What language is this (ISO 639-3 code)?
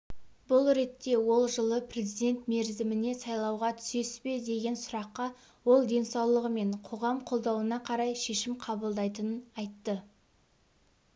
kaz